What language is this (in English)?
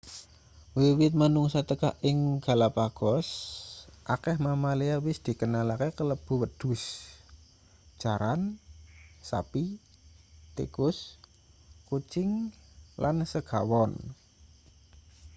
Javanese